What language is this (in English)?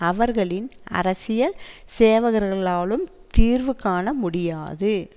Tamil